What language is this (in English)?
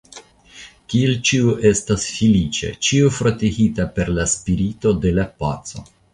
Esperanto